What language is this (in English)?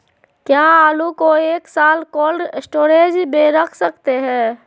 Magahi